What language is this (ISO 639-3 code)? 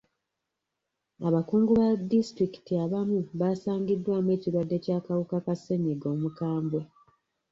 lug